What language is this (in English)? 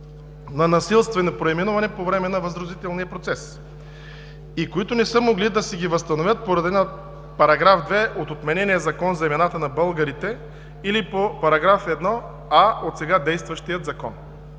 Bulgarian